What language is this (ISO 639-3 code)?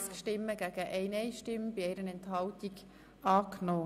gsw